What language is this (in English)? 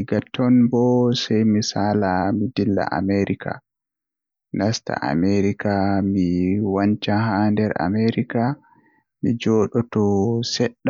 Western Niger Fulfulde